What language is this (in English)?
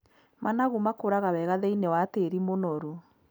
Kikuyu